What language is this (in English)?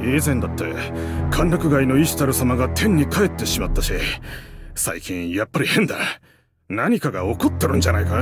Japanese